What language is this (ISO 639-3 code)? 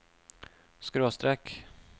nor